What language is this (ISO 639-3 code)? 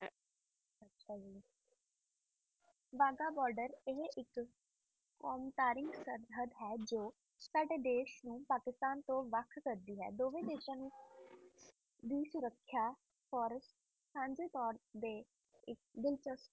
pan